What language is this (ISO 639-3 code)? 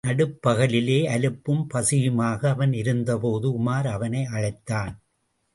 tam